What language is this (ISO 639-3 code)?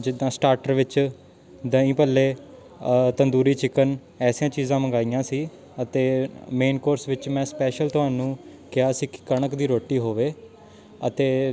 pan